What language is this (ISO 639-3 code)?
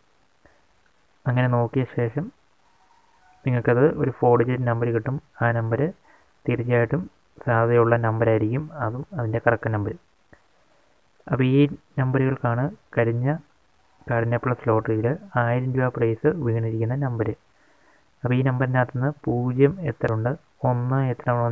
tur